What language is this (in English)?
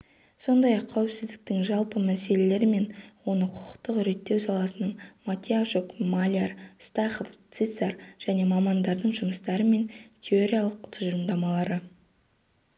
Kazakh